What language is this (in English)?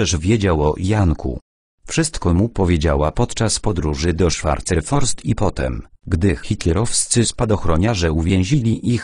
Polish